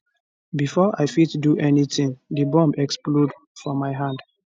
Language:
Nigerian Pidgin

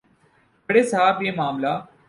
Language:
Urdu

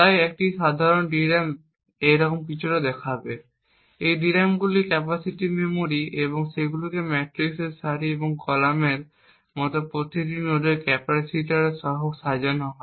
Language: Bangla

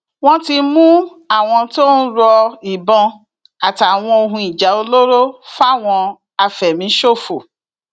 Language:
Yoruba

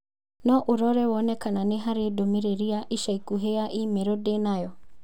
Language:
Kikuyu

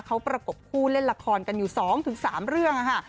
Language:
Thai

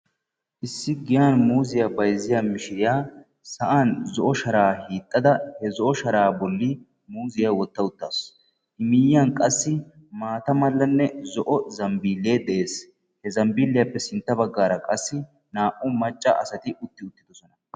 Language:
Wolaytta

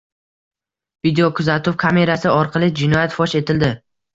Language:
Uzbek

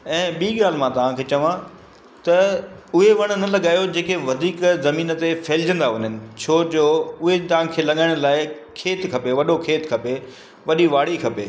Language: Sindhi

